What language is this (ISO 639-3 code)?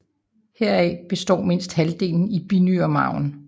dan